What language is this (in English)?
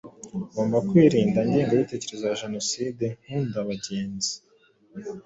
Kinyarwanda